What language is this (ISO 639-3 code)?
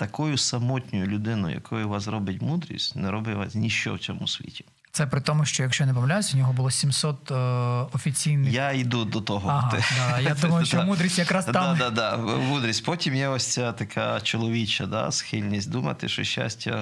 ukr